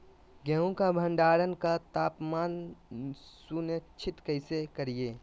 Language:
Magahi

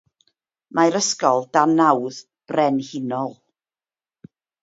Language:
Welsh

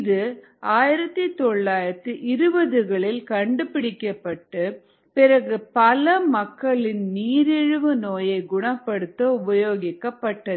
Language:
Tamil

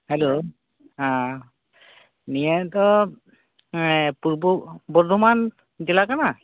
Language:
Santali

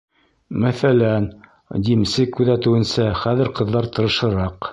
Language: Bashkir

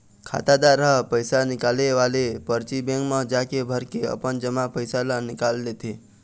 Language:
Chhattisgarhi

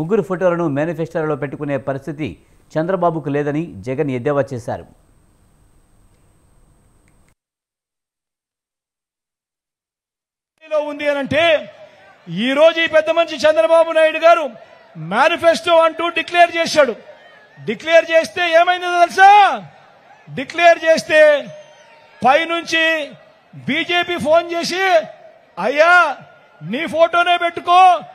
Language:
Telugu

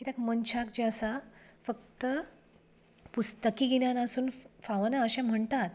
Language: Konkani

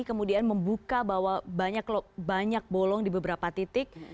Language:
Indonesian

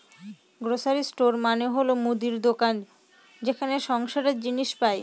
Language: Bangla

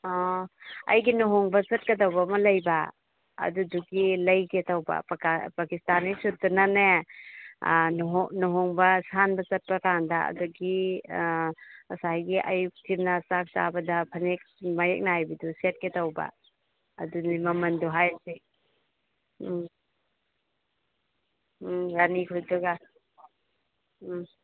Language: Manipuri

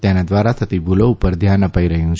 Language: Gujarati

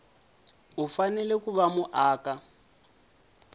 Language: Tsonga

